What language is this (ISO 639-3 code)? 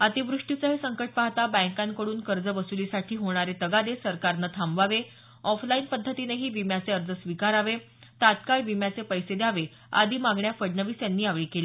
mar